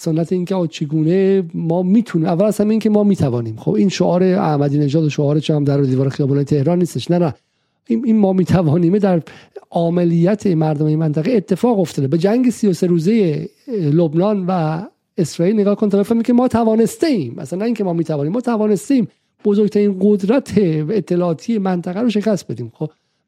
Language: Persian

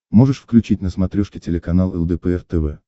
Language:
Russian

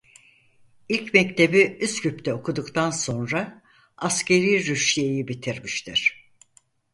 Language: Turkish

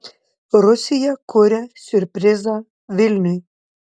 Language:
Lithuanian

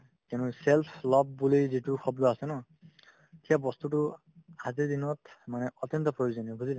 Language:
Assamese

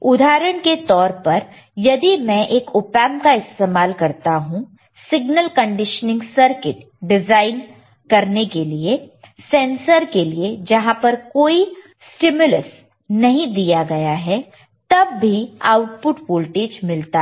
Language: Hindi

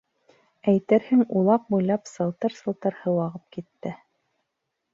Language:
Bashkir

